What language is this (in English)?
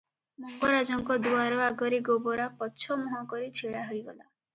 Odia